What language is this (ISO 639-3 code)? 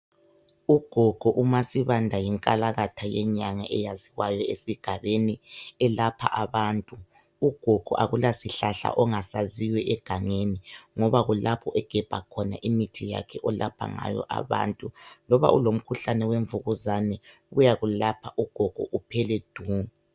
nde